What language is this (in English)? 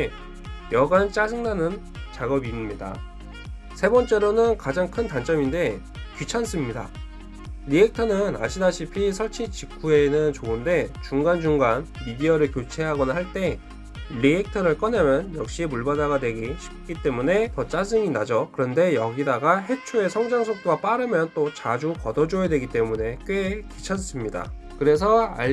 Korean